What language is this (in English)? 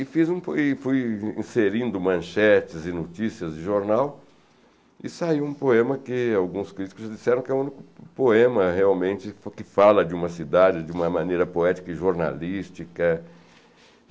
Portuguese